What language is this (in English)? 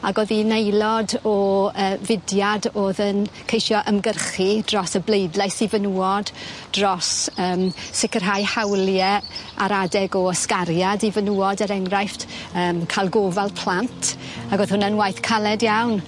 Welsh